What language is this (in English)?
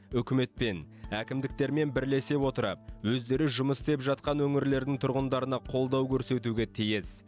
Kazakh